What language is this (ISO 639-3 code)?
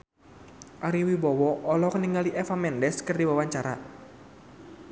sun